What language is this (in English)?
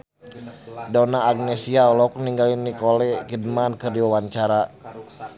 Sundanese